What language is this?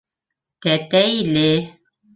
Bashkir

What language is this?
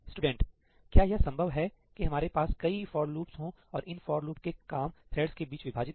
Hindi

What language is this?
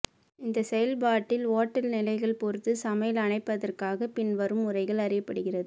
Tamil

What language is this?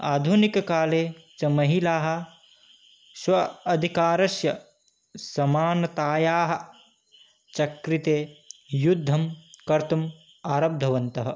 Sanskrit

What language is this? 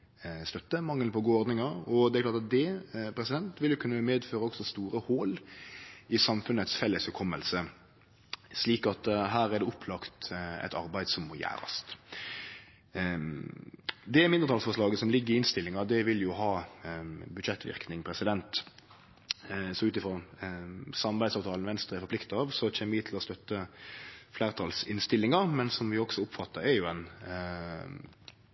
Norwegian Nynorsk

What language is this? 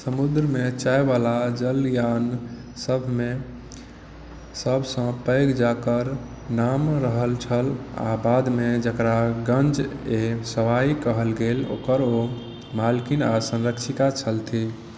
Maithili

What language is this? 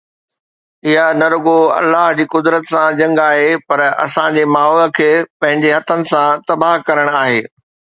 Sindhi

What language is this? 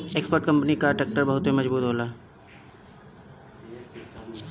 Bhojpuri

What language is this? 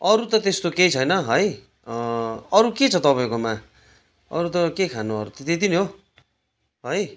Nepali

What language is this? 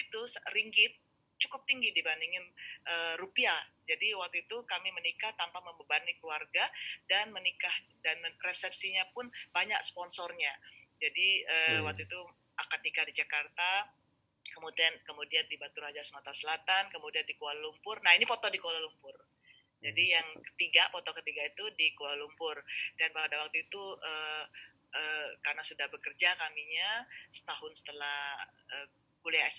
Indonesian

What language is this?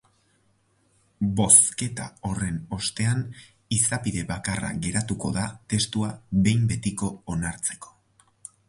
Basque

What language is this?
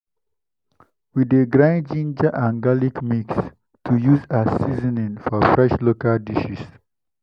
Nigerian Pidgin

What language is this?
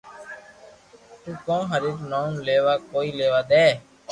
Loarki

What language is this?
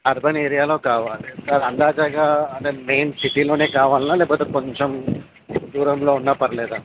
Telugu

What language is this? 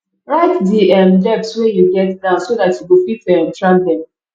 Nigerian Pidgin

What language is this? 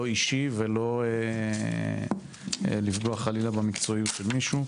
Hebrew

